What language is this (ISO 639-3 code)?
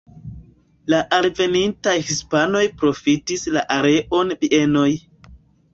epo